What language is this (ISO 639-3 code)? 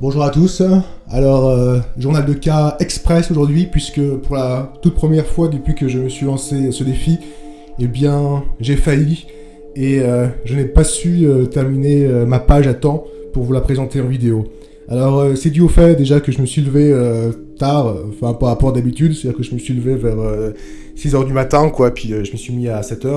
fra